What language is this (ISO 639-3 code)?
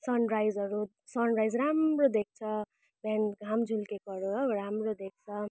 nep